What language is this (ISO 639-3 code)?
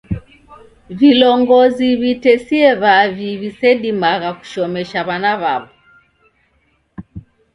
dav